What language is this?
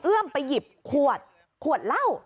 Thai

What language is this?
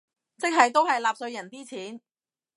Cantonese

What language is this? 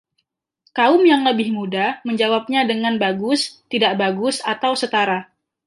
Indonesian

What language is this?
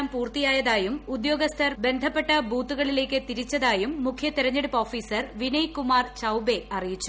Malayalam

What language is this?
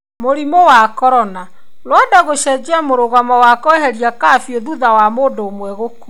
Kikuyu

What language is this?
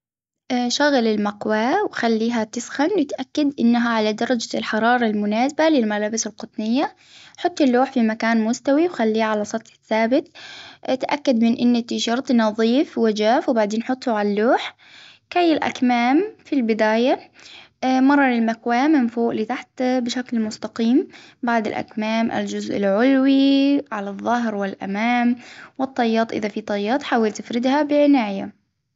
Hijazi Arabic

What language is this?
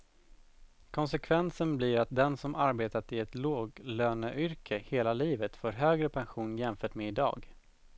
Swedish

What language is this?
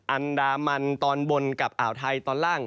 Thai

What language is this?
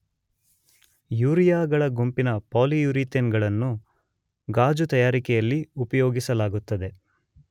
Kannada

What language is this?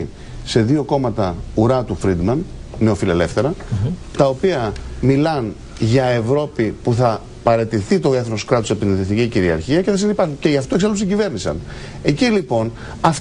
Greek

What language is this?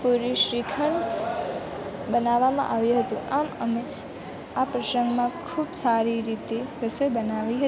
Gujarati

